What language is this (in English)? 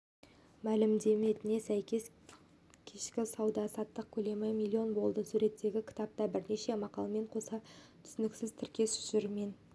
Kazakh